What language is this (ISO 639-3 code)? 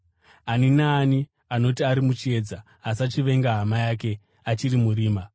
sna